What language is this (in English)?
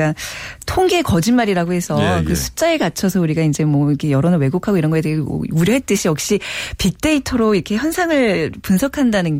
Korean